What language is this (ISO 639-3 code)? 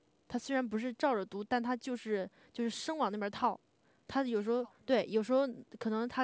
zho